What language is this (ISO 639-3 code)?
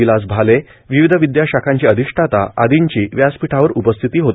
mar